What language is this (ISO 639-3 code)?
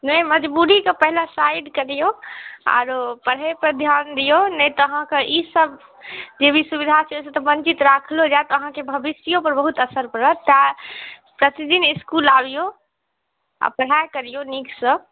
mai